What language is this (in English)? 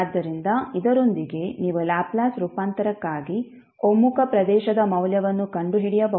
Kannada